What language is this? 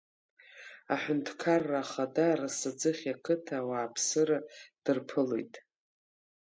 Abkhazian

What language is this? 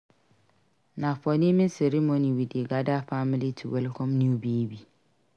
Nigerian Pidgin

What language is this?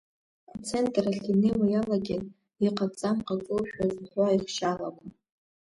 Abkhazian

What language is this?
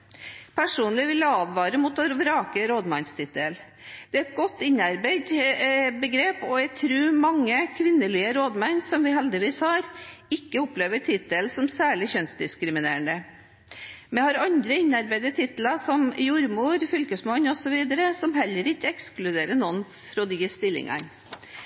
Norwegian Bokmål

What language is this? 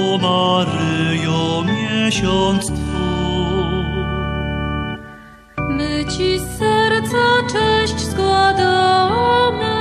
Polish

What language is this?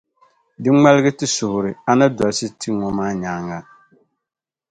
Dagbani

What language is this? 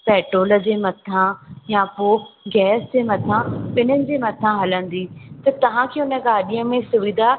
Sindhi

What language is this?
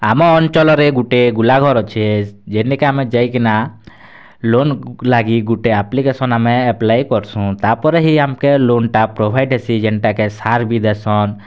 Odia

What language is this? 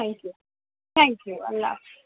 Urdu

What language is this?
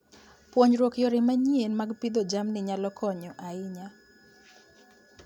Luo (Kenya and Tanzania)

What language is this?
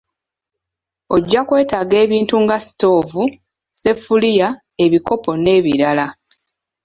Ganda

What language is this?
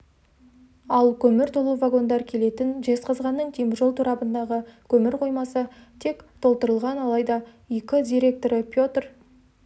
Kazakh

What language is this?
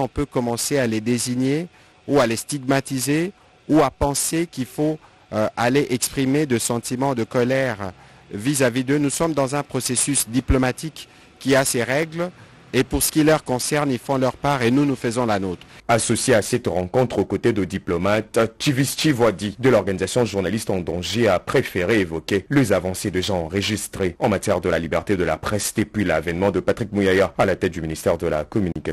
French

